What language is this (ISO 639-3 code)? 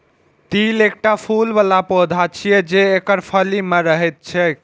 mai